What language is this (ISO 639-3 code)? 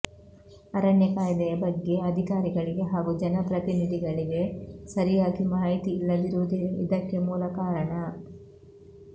kan